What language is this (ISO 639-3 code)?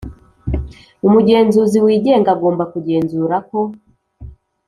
kin